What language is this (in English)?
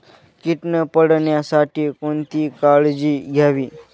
Marathi